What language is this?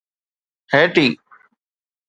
Sindhi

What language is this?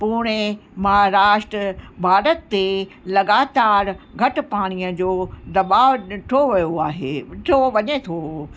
Sindhi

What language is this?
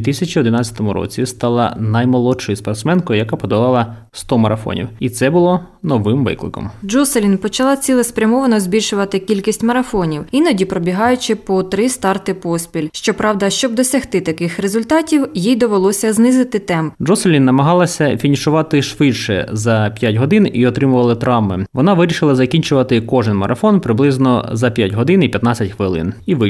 Ukrainian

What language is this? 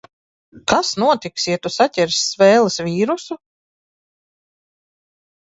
Latvian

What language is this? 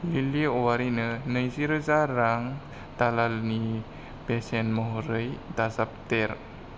Bodo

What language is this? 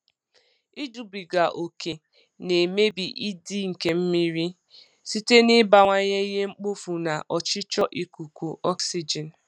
Igbo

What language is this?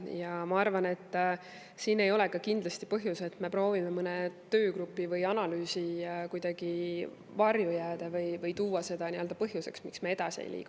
Estonian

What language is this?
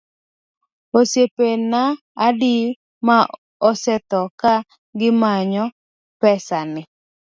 Luo (Kenya and Tanzania)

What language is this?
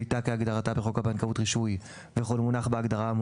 Hebrew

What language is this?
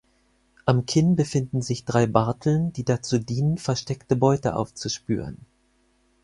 German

